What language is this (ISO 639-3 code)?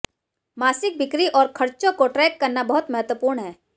hin